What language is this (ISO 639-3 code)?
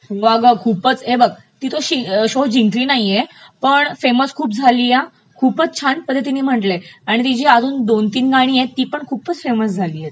mar